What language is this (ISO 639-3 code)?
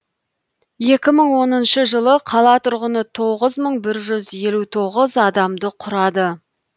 kaz